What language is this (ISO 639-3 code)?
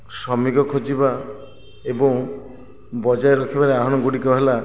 ori